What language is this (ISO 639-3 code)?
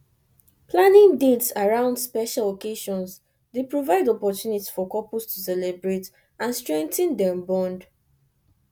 pcm